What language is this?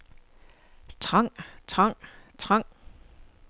Danish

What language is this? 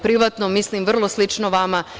Serbian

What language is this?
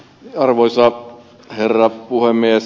Finnish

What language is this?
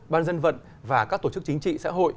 Vietnamese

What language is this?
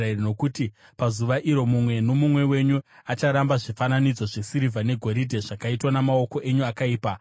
Shona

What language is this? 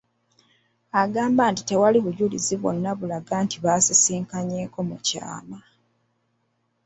Ganda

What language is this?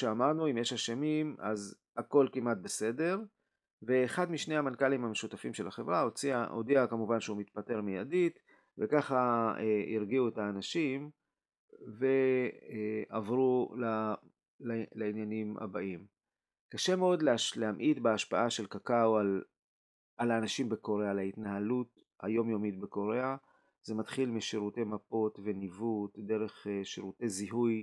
Hebrew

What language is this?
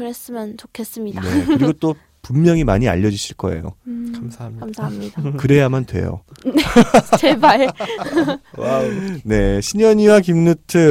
Korean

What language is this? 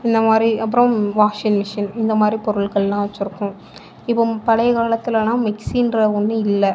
Tamil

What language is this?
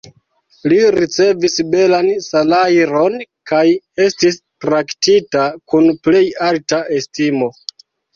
Esperanto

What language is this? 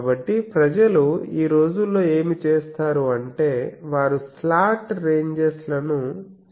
Telugu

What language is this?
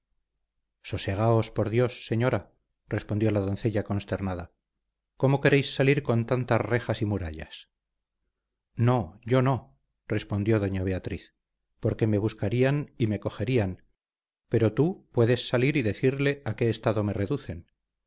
Spanish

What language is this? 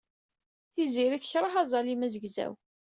Kabyle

